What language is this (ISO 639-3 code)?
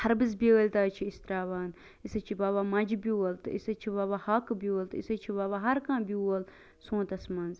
kas